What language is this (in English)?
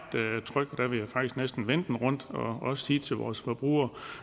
Danish